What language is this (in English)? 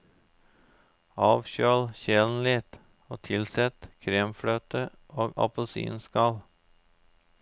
Norwegian